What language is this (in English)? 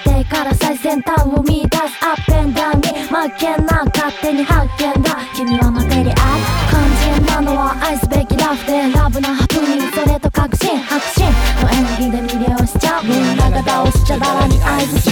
Chinese